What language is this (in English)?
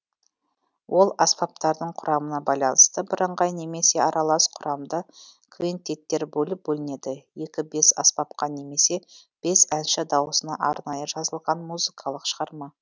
Kazakh